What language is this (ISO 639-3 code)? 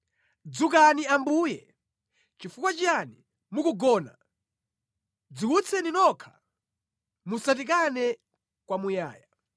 nya